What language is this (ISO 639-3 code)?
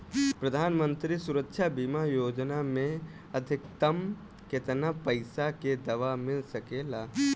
bho